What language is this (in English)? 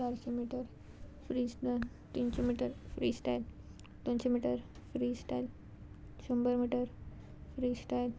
Konkani